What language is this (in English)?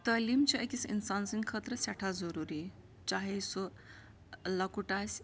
Kashmiri